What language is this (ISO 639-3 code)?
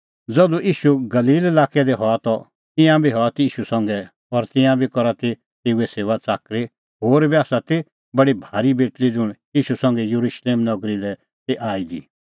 kfx